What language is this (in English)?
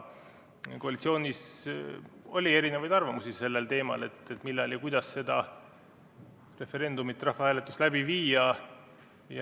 Estonian